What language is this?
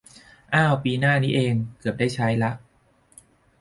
Thai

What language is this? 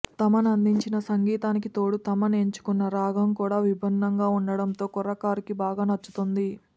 Telugu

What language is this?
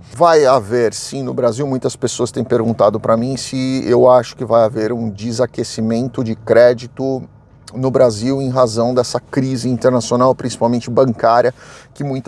Portuguese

